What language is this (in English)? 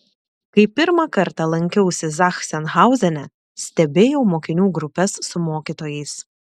Lithuanian